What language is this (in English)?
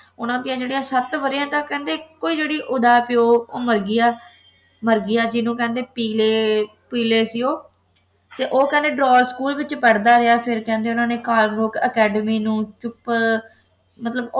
Punjabi